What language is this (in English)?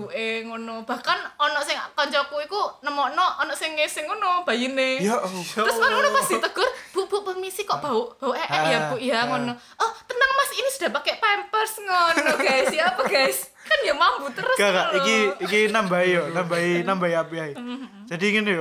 Indonesian